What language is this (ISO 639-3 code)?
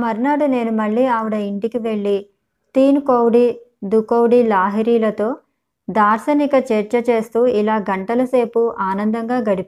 tel